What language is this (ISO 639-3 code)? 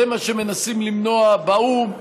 heb